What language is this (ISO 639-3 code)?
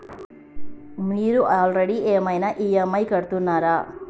tel